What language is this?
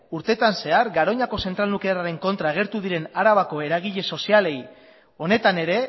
Basque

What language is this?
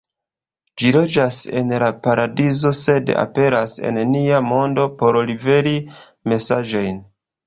Esperanto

